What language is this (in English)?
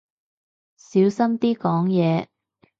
Cantonese